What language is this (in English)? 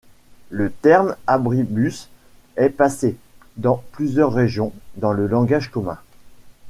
French